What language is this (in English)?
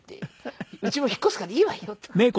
Japanese